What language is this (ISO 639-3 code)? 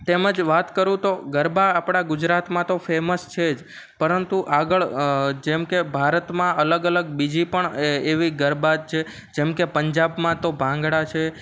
guj